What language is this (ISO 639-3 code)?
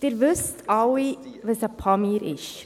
gsw